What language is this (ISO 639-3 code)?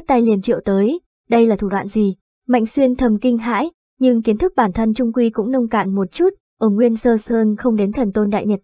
vie